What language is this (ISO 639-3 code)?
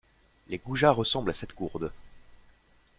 fra